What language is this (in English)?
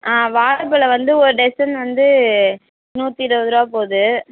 Tamil